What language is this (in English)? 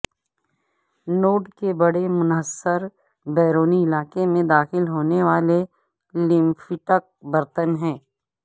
Urdu